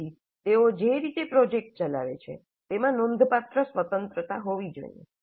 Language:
Gujarati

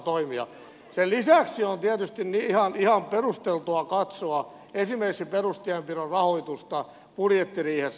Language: Finnish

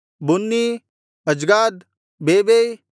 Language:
Kannada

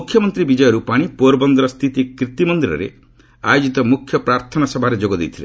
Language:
Odia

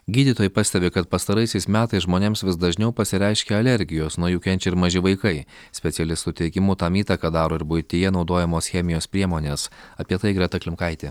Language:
Lithuanian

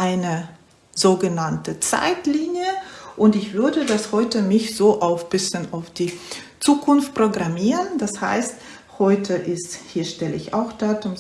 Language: German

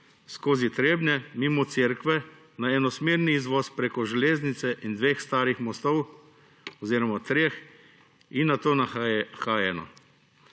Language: Slovenian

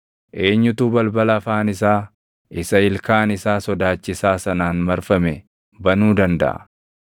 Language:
Oromo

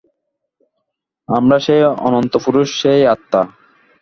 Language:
Bangla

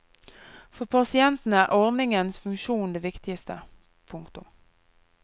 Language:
Norwegian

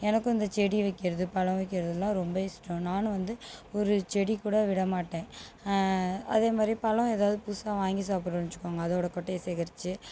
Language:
Tamil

